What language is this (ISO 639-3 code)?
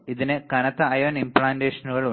mal